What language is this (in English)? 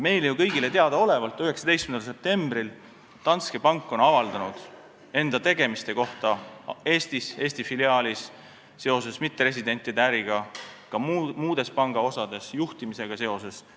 Estonian